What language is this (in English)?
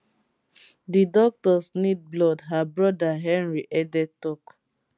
Nigerian Pidgin